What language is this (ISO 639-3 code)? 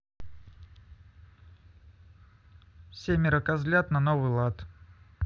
rus